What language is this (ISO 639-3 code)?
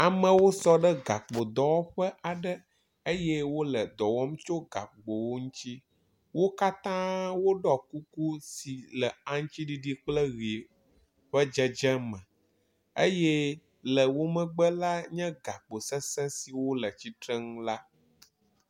ewe